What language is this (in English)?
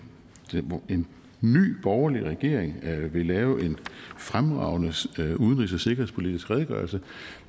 Danish